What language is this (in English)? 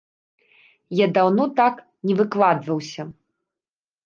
Belarusian